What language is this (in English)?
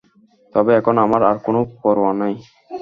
Bangla